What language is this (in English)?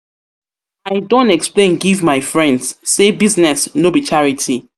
Nigerian Pidgin